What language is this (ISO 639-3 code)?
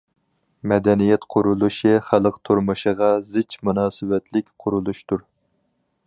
uig